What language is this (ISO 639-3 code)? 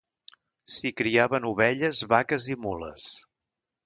cat